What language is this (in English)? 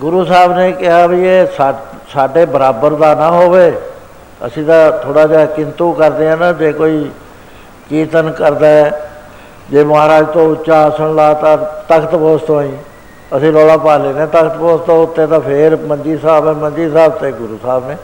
Punjabi